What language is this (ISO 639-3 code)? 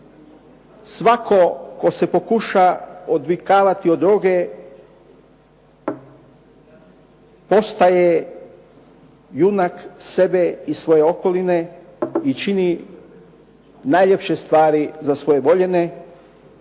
hrv